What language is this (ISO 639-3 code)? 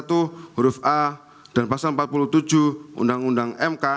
ind